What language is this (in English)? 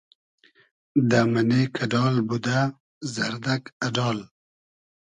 Hazaragi